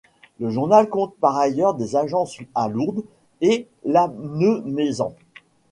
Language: French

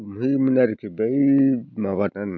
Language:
Bodo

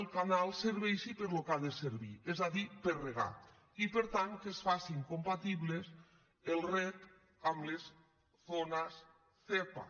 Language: Catalan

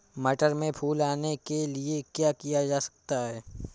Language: Hindi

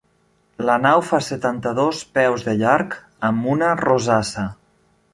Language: Catalan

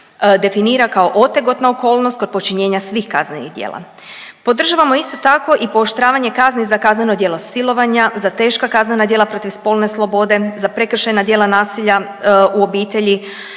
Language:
Croatian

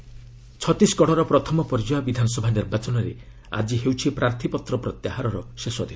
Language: Odia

